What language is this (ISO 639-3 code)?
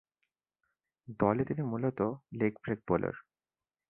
ben